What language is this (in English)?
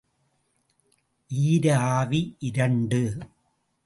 Tamil